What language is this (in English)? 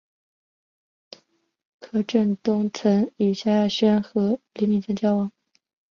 Chinese